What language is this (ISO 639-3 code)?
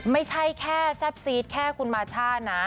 tha